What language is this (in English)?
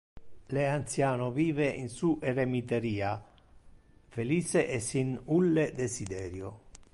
Interlingua